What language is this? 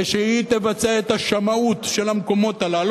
Hebrew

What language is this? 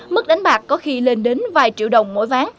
Vietnamese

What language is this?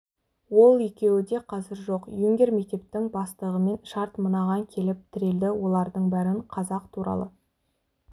Kazakh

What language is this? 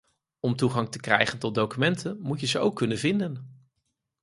Dutch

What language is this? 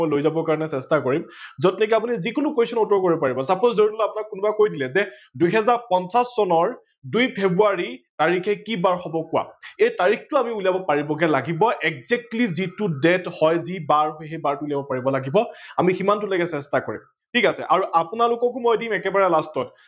Assamese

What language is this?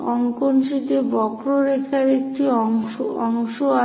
Bangla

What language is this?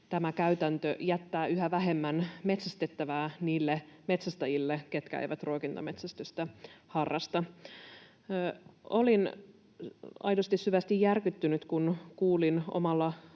Finnish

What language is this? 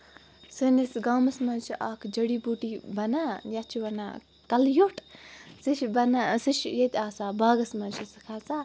Kashmiri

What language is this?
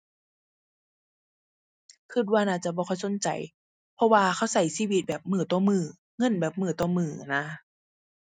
Thai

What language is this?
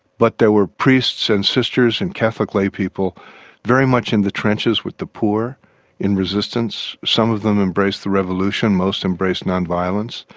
English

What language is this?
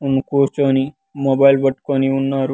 Telugu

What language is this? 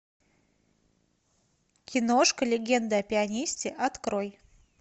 Russian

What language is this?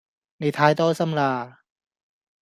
Cantonese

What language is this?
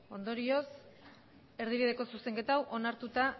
Basque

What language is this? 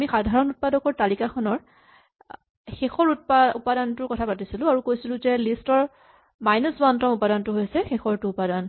Assamese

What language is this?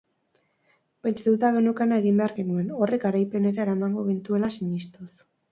Basque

